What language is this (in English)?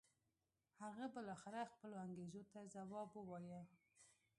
Pashto